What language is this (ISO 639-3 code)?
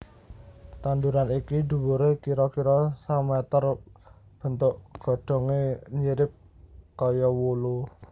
jav